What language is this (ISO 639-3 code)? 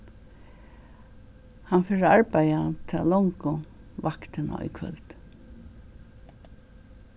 fao